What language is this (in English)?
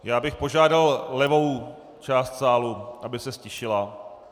Czech